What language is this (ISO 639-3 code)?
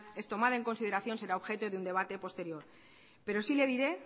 spa